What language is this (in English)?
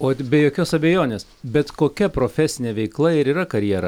Lithuanian